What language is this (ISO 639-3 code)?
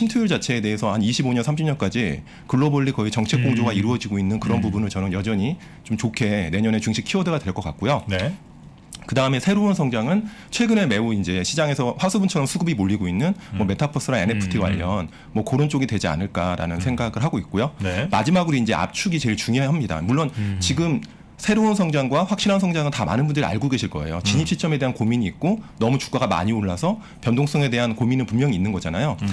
kor